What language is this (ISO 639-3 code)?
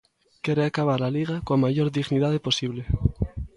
glg